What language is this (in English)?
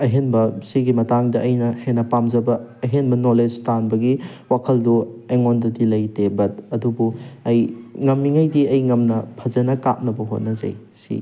Manipuri